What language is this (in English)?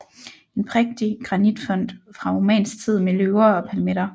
Danish